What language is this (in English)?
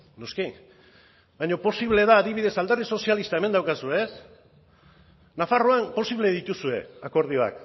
Basque